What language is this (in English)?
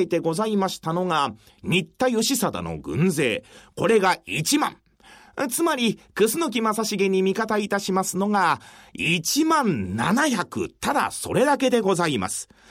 Japanese